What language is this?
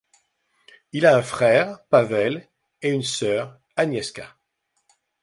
French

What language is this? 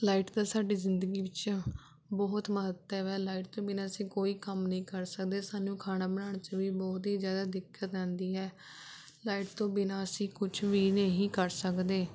Punjabi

